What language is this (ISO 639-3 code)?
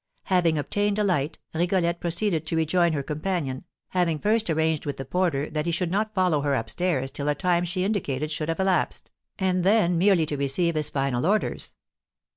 eng